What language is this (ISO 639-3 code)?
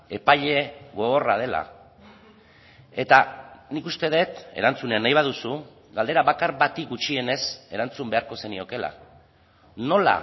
eus